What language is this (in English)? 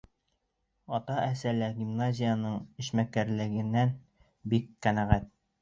Bashkir